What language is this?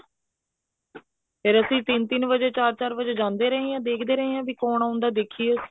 Punjabi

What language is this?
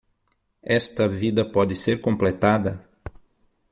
Portuguese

